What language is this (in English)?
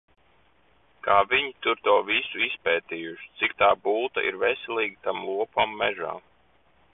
Latvian